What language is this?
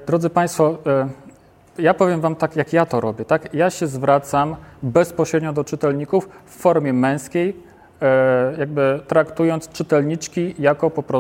Polish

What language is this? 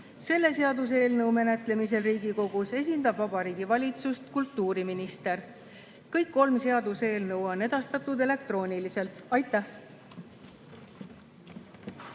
Estonian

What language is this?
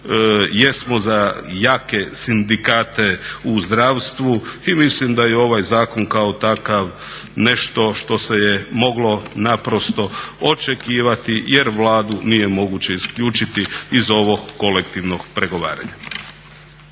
Croatian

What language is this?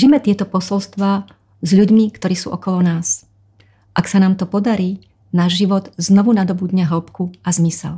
Slovak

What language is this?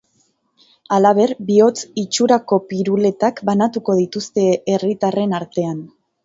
Basque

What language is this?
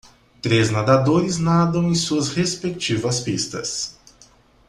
Portuguese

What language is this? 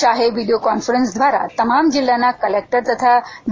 Gujarati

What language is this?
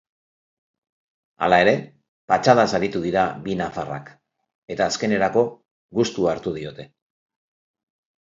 Basque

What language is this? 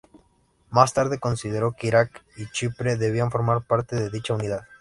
Spanish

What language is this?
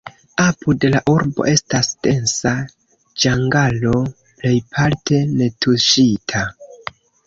Esperanto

